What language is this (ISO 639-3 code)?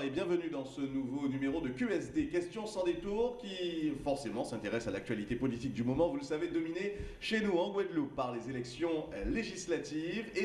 fra